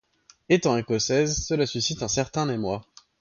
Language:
French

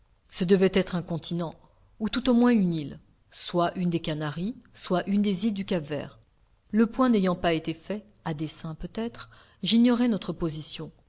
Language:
French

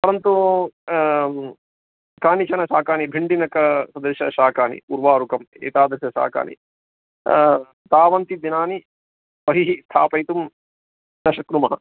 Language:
Sanskrit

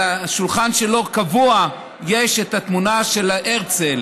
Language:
Hebrew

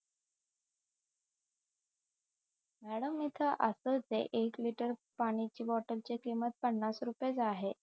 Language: Marathi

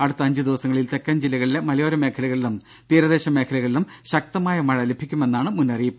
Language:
Malayalam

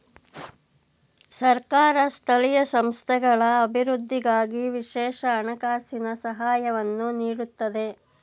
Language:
Kannada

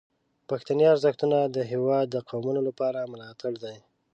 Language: Pashto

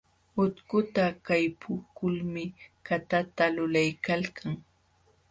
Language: Jauja Wanca Quechua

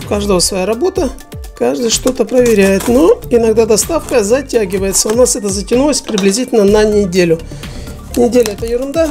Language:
Russian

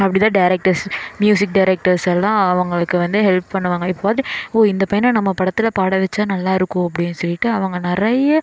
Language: Tamil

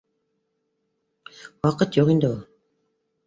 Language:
Bashkir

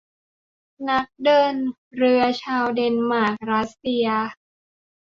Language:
Thai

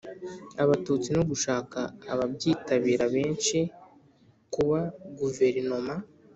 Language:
Kinyarwanda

